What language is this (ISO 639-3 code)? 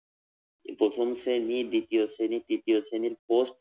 ben